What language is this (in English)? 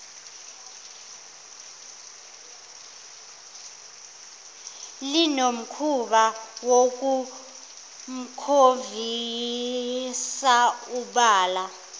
Zulu